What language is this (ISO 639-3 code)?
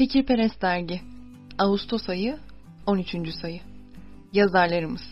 tur